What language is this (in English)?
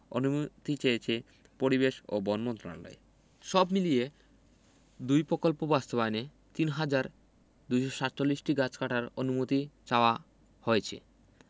Bangla